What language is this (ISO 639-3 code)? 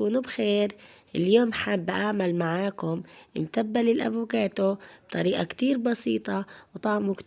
ara